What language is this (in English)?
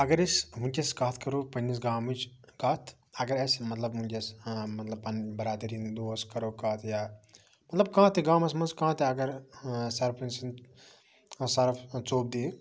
Kashmiri